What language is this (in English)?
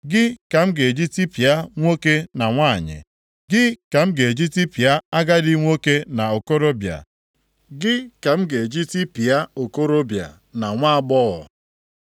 Igbo